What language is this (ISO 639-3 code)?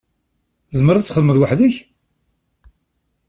kab